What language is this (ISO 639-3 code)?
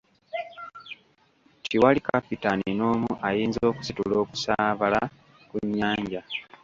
lug